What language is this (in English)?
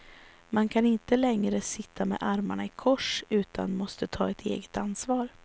Swedish